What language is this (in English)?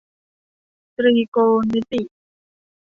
Thai